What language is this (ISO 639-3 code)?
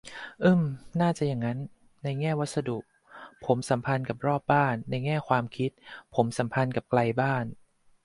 tha